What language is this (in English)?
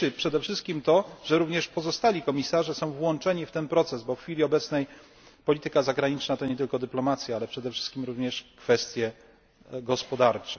Polish